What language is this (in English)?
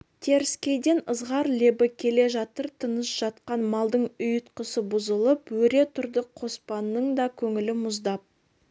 Kazakh